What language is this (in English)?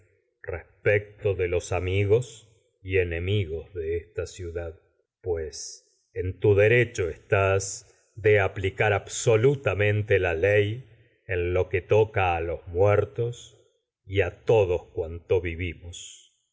Spanish